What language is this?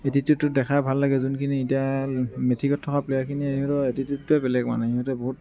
Assamese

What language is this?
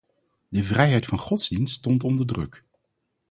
Dutch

